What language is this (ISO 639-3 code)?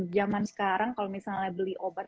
ind